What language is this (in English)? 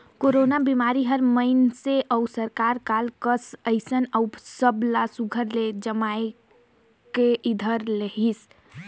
Chhattisgarhi